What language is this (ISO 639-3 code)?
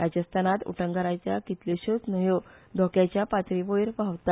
kok